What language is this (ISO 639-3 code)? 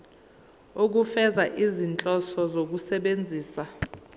zul